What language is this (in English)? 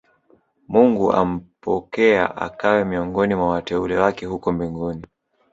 Swahili